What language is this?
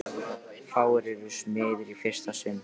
Icelandic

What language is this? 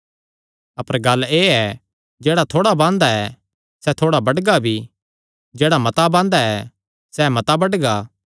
Kangri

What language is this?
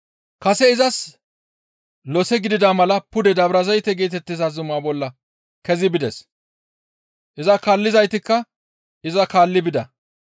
Gamo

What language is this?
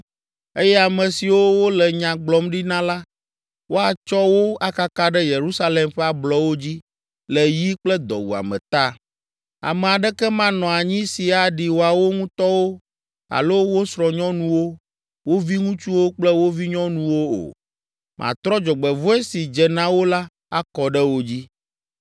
Ewe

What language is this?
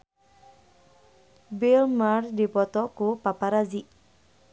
Sundanese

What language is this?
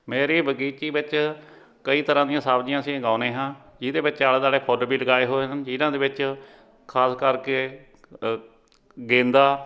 Punjabi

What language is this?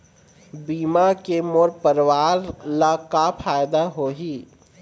Chhattisgarhi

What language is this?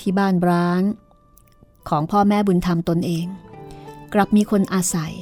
Thai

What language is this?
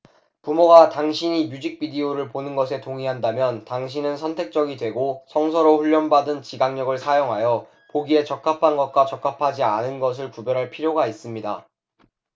Korean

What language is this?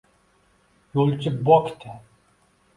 Uzbek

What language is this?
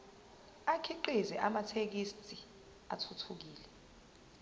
Zulu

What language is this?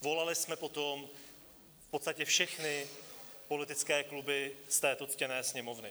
Czech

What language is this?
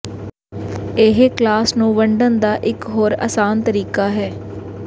Punjabi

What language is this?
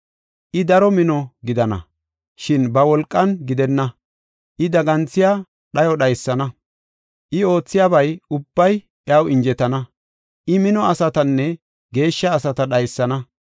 Gofa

